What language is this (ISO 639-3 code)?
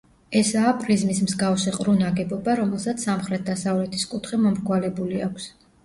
kat